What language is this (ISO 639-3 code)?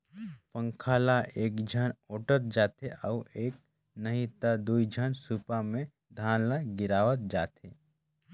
hne